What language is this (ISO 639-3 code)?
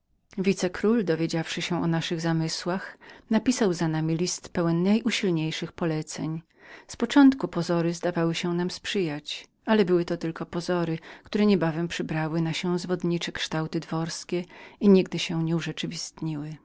pol